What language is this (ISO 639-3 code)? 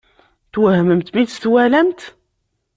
kab